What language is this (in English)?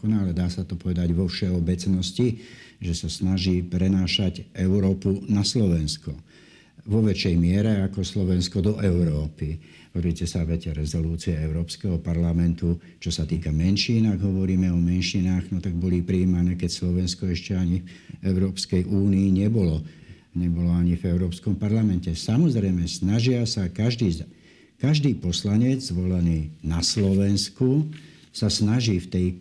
Slovak